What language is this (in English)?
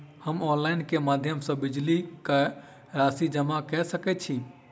Maithili